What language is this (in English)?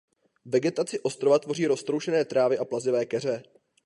Czech